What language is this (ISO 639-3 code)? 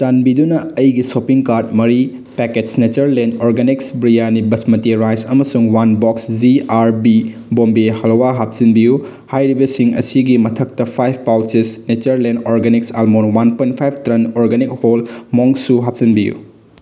mni